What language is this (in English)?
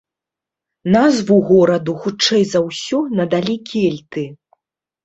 Belarusian